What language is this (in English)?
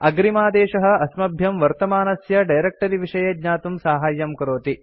Sanskrit